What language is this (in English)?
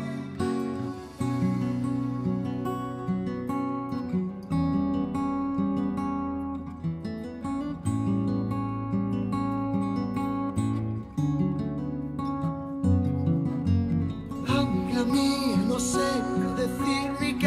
Spanish